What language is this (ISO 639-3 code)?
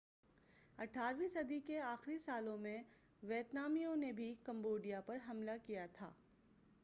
urd